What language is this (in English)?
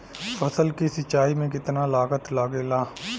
Bhojpuri